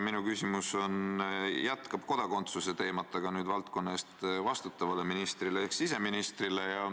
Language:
Estonian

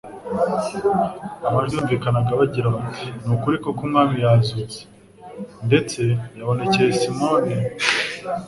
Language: Kinyarwanda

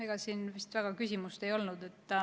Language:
Estonian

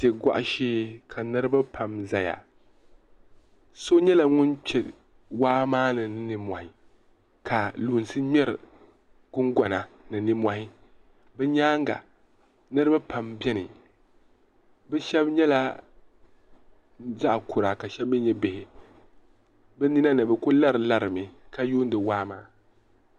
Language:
Dagbani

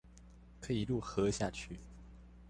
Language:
Chinese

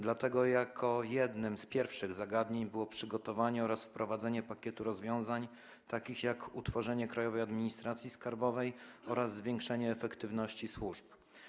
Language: Polish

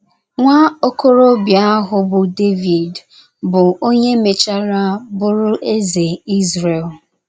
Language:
Igbo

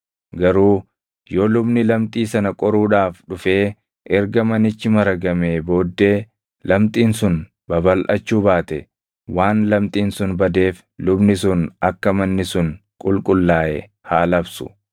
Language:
Oromo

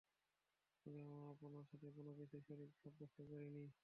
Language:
Bangla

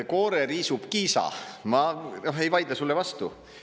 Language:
Estonian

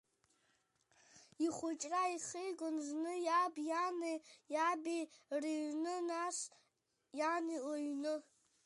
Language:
Abkhazian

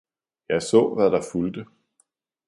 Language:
Danish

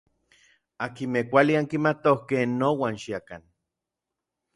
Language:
Orizaba Nahuatl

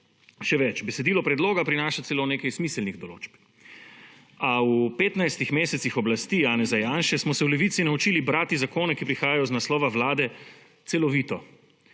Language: Slovenian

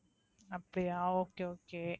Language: Tamil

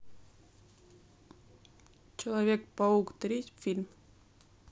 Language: Russian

